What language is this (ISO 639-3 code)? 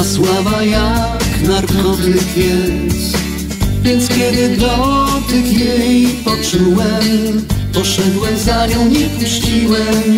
pol